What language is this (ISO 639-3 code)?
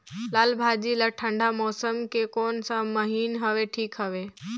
hne